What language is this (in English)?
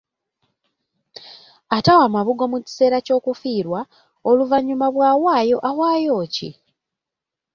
Ganda